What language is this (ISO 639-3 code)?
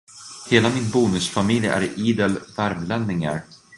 swe